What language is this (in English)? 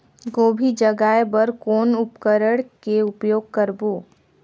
Chhattisgarhi